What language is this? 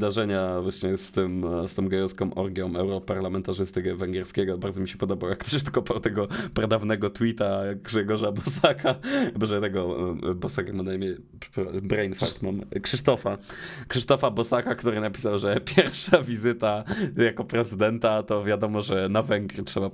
Polish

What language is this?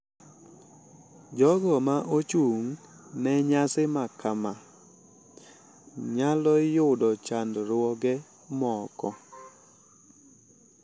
Luo (Kenya and Tanzania)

